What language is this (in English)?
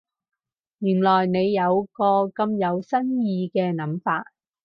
Cantonese